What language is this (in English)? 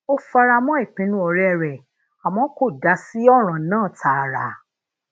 Yoruba